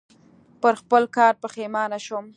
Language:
Pashto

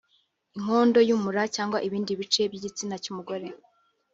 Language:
Kinyarwanda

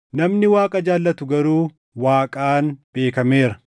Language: Oromo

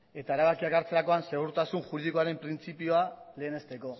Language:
Basque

